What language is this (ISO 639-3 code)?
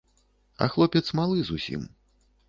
bel